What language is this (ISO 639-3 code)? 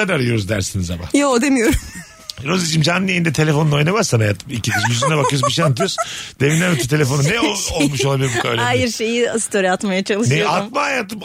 tur